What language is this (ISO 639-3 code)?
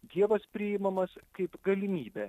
lit